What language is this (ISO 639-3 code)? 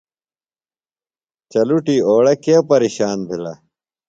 phl